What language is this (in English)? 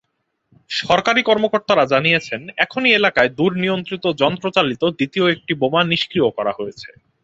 Bangla